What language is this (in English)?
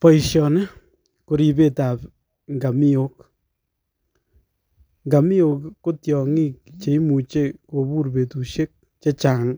Kalenjin